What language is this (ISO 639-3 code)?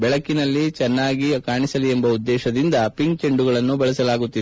kan